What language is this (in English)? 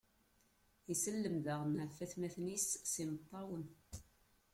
Kabyle